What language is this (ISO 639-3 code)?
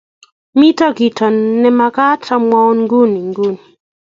kln